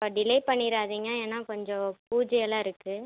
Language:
Tamil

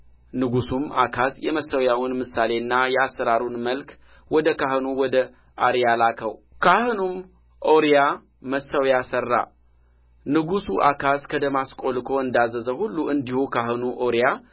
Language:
Amharic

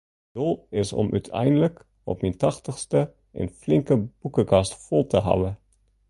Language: Western Frisian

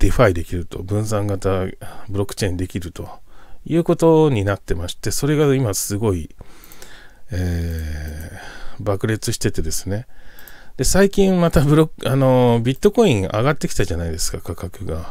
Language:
Japanese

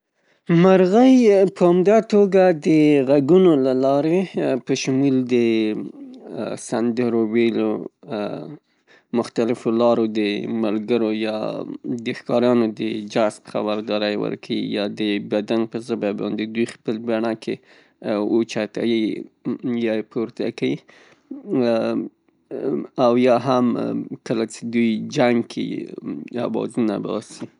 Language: Pashto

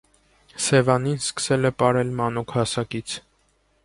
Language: Armenian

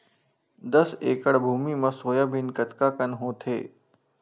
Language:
Chhattisgarhi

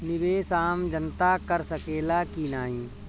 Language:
Bhojpuri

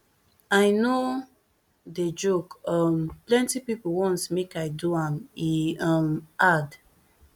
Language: Nigerian Pidgin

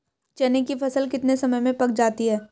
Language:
Hindi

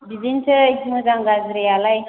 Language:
Bodo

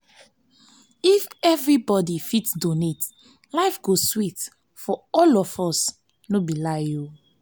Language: Nigerian Pidgin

